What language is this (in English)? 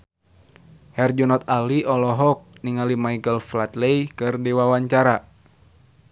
Sundanese